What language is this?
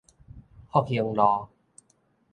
Min Nan Chinese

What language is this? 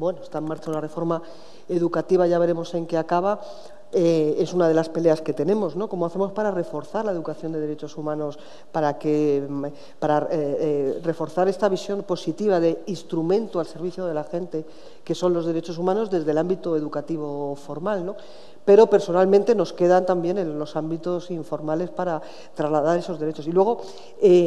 Spanish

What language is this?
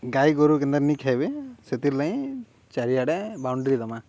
Odia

